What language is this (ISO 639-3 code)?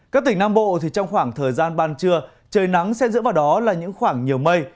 vie